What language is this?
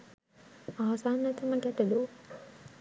Sinhala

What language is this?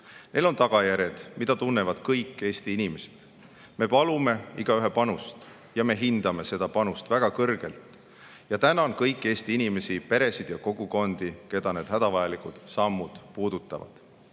Estonian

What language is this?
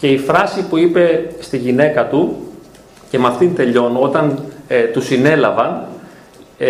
Greek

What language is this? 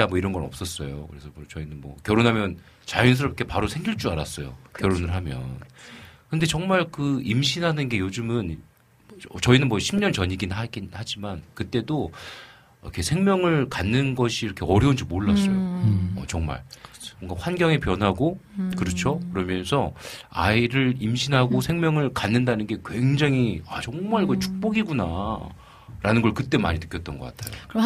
Korean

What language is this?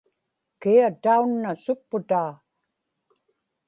Inupiaq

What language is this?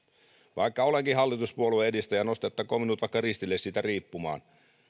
Finnish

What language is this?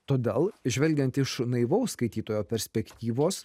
Lithuanian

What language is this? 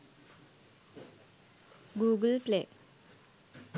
Sinhala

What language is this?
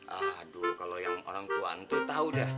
Indonesian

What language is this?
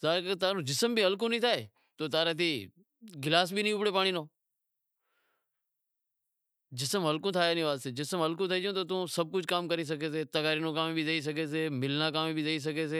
Wadiyara Koli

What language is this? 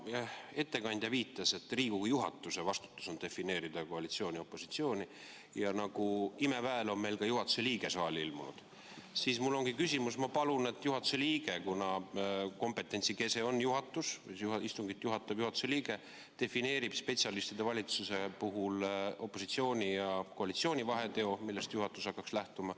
Estonian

